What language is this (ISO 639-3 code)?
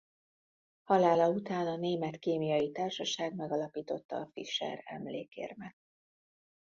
hun